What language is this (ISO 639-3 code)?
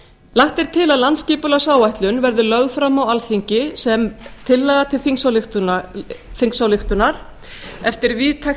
isl